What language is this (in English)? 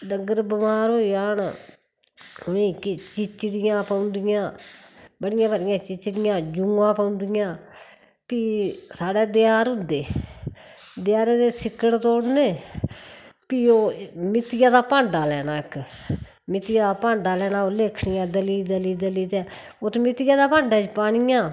Dogri